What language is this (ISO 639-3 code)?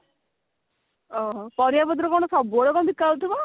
ori